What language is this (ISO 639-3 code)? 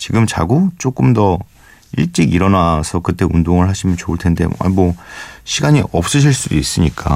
kor